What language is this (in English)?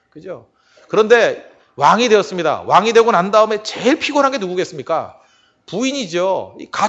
Korean